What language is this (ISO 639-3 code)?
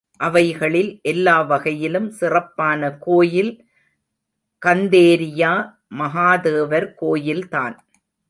tam